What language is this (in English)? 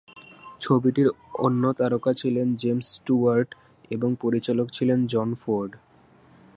Bangla